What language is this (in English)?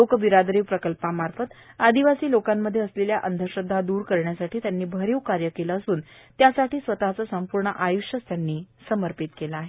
Marathi